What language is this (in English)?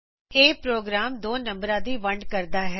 Punjabi